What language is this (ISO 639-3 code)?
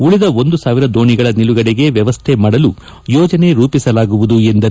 kan